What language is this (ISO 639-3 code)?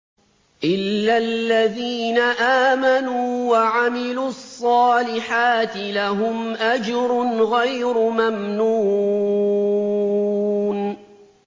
ara